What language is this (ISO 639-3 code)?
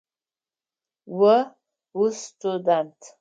ady